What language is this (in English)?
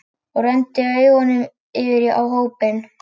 Icelandic